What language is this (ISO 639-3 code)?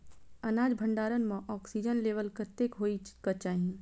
mai